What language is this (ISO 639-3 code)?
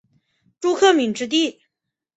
zho